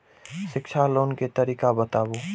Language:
Maithili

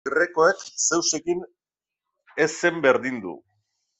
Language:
Basque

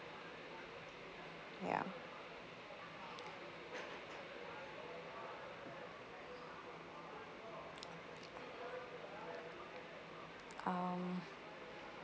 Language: English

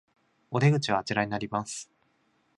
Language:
Japanese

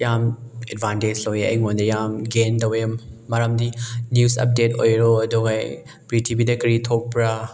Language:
Manipuri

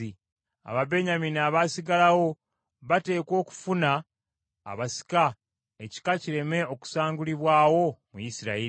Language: Ganda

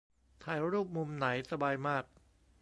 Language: Thai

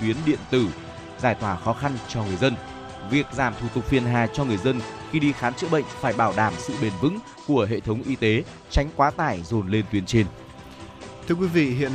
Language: Vietnamese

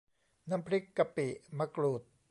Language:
Thai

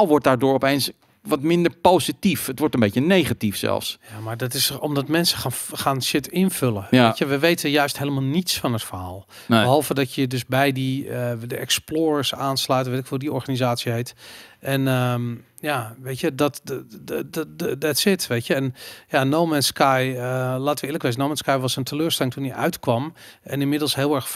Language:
Dutch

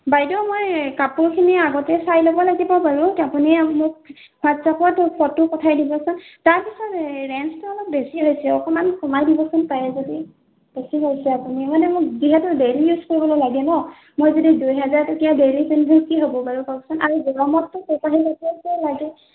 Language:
Assamese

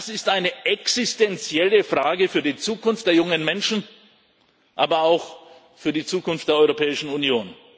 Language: German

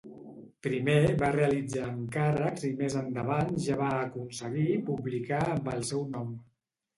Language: Catalan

